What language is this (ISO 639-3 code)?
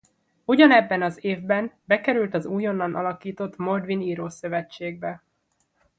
hun